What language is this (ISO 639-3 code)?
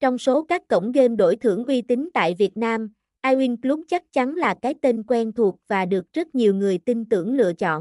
vie